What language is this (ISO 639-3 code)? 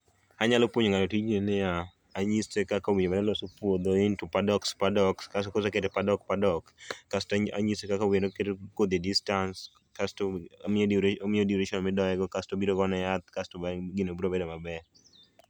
luo